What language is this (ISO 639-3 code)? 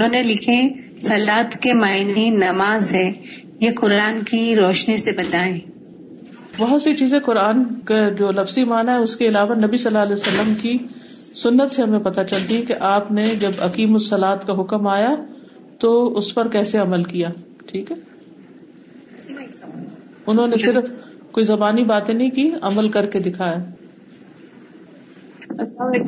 urd